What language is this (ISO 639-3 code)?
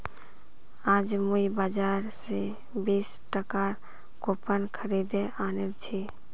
mag